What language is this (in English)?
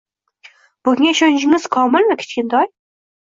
Uzbek